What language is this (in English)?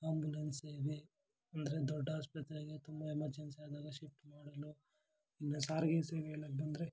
Kannada